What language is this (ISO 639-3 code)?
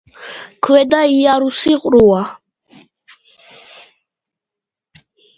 kat